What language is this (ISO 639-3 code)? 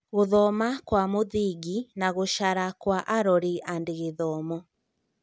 kik